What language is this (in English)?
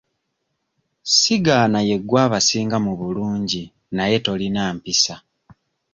Ganda